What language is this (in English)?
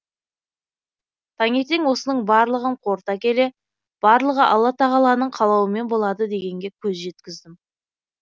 Kazakh